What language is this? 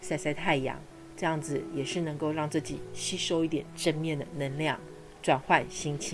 Chinese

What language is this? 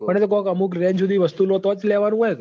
Gujarati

